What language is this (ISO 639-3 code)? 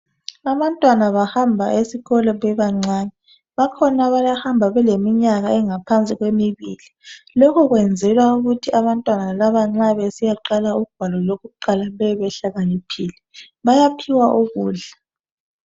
nde